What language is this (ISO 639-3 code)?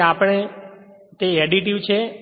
guj